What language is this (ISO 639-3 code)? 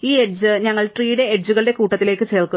mal